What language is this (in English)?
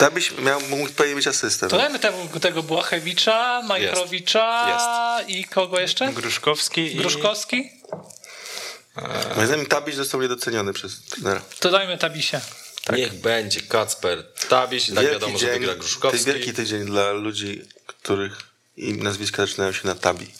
Polish